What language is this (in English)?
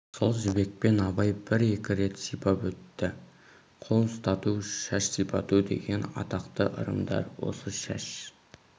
Kazakh